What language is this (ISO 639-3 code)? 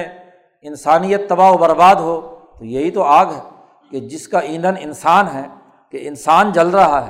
urd